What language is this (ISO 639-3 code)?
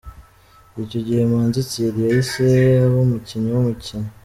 kin